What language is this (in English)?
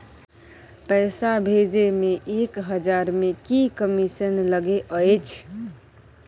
Maithili